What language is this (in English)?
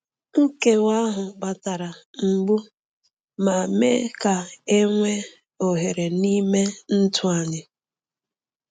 Igbo